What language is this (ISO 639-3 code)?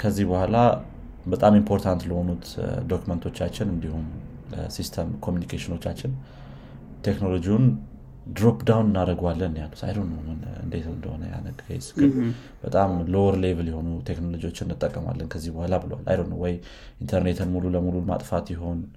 amh